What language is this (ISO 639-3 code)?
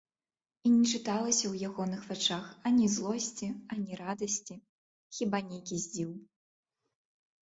bel